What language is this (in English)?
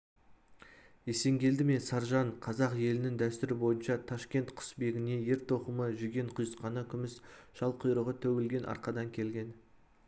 Kazakh